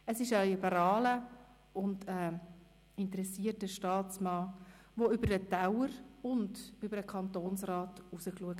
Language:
Swiss German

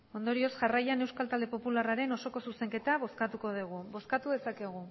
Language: Basque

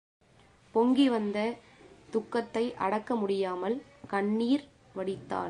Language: Tamil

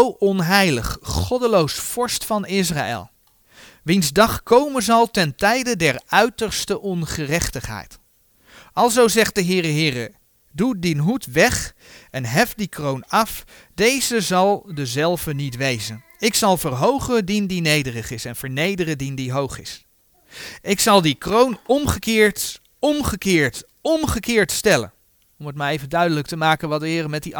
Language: Dutch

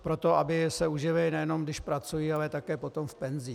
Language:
Czech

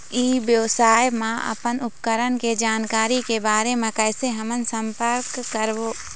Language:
Chhattisgarhi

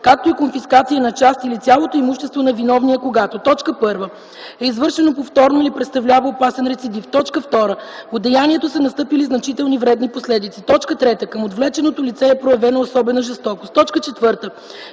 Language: Bulgarian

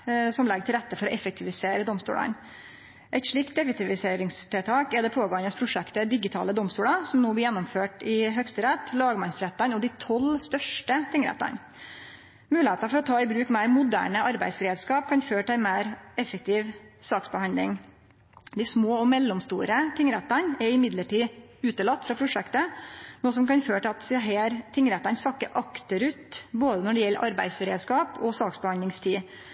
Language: Norwegian Nynorsk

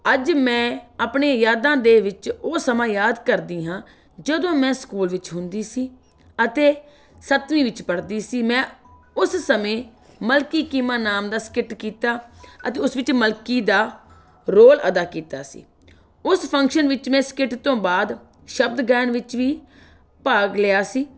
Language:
Punjabi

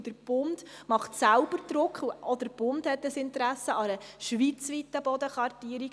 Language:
Swiss German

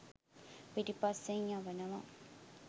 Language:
Sinhala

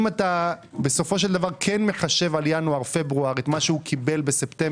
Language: Hebrew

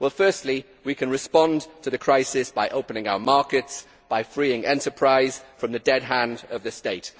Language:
English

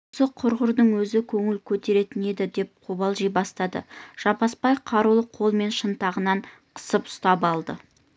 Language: Kazakh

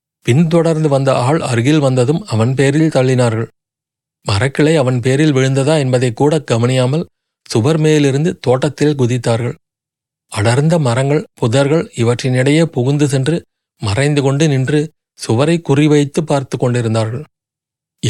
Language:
Tamil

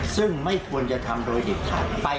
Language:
Thai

